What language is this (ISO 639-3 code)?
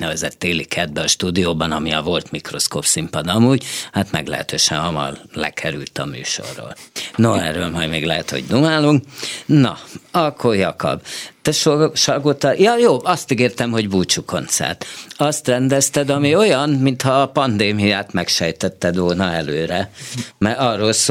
hun